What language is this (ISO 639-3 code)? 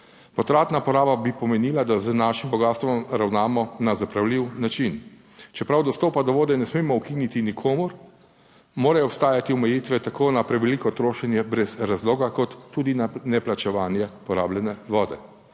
slv